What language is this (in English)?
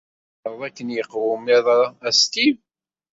Kabyle